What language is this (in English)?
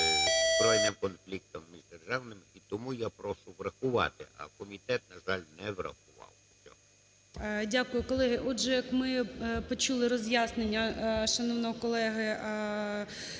Ukrainian